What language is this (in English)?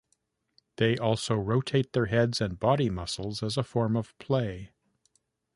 English